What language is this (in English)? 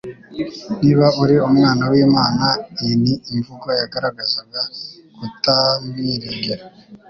Kinyarwanda